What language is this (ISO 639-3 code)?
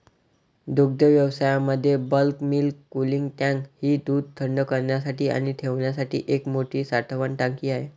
mar